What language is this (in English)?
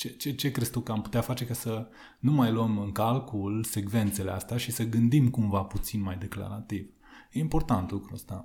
Romanian